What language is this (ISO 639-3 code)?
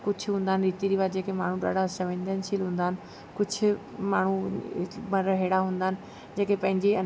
snd